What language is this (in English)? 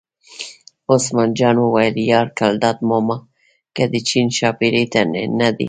Pashto